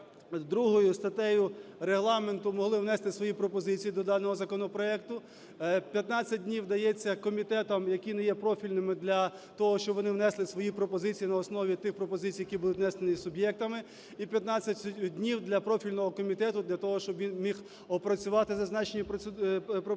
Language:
Ukrainian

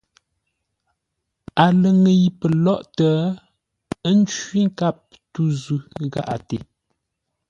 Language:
Ngombale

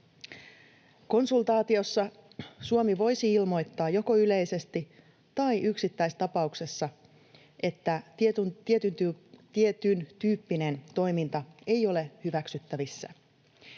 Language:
Finnish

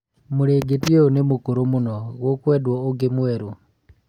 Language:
Kikuyu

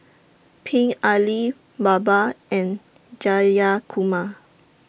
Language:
English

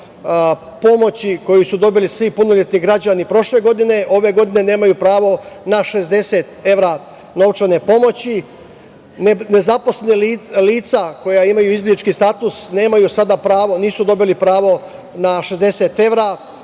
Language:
Serbian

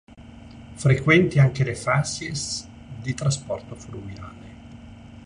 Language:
Italian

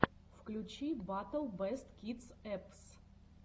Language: Russian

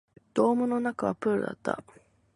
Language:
Japanese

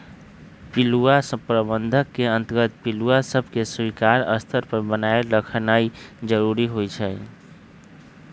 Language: Magahi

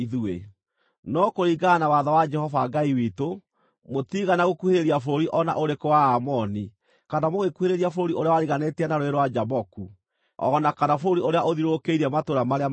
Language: Kikuyu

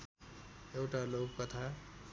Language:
Nepali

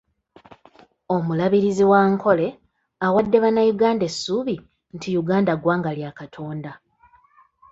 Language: Ganda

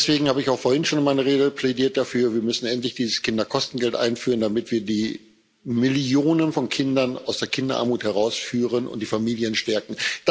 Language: German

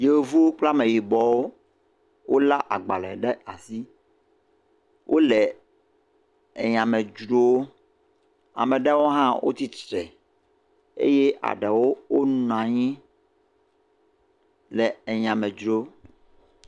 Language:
Ewe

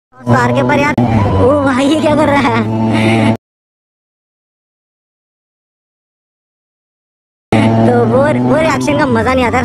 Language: Indonesian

